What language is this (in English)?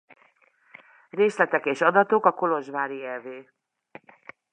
Hungarian